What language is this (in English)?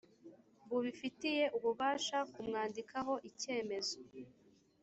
Kinyarwanda